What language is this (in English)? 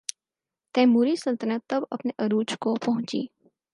Urdu